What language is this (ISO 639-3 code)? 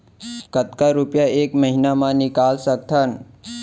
hne